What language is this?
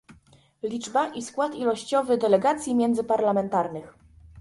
Polish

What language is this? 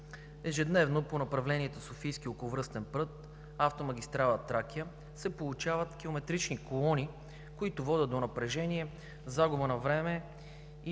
Bulgarian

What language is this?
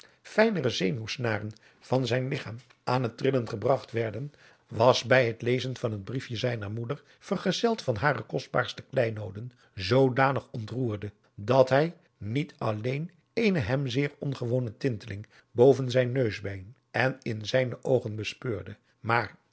Dutch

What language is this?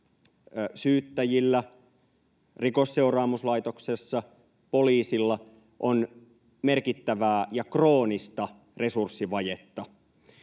Finnish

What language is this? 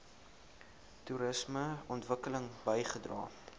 Afrikaans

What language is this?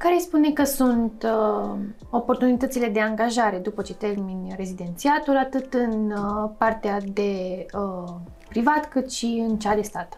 Romanian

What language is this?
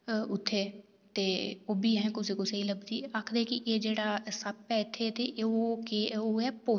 Dogri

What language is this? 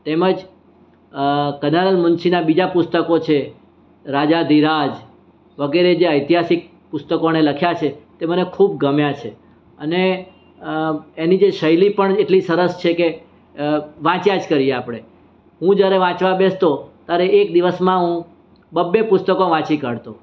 Gujarati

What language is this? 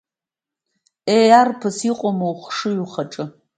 Abkhazian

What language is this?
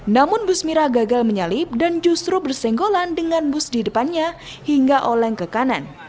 Indonesian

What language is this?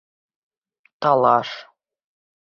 Bashkir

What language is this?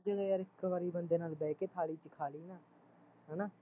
Punjabi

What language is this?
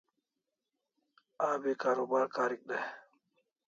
Kalasha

